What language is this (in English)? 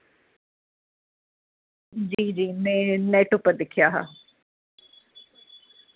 Dogri